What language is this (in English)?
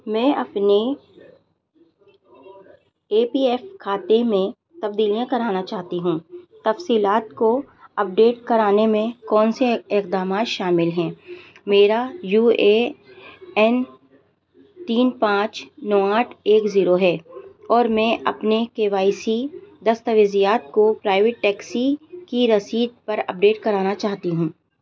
Urdu